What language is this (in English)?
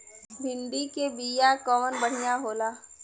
Bhojpuri